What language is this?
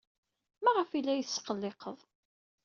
Kabyle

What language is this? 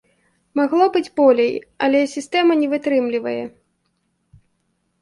Belarusian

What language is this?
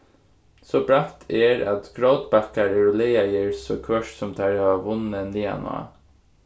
Faroese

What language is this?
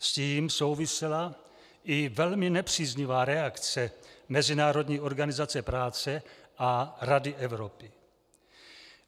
Czech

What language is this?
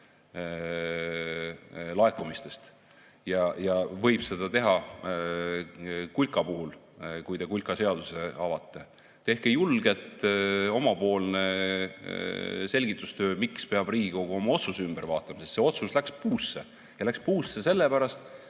Estonian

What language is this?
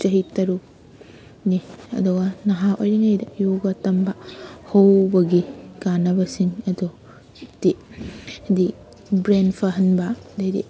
Manipuri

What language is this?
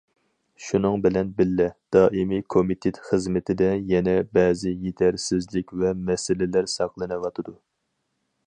Uyghur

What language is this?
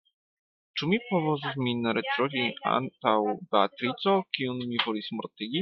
Esperanto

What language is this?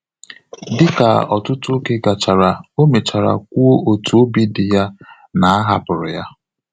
Igbo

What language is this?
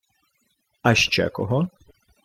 Ukrainian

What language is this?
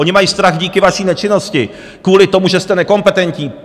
Czech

